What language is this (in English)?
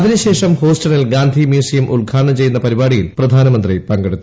Malayalam